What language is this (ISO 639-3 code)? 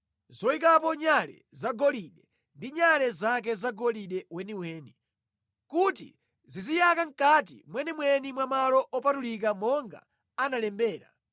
nya